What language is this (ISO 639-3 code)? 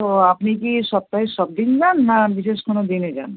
ben